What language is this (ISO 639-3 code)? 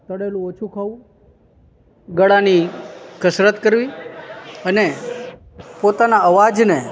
guj